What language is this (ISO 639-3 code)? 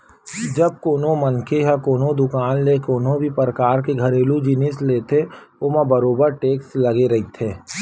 hne